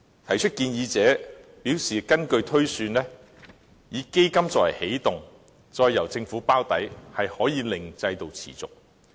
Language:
Cantonese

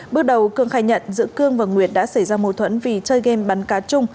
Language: Vietnamese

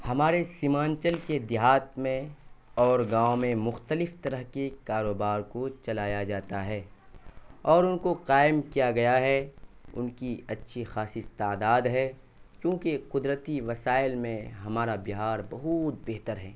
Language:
Urdu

